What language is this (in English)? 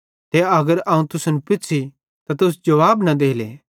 Bhadrawahi